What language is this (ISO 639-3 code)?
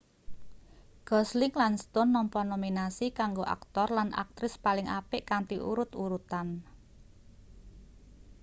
jav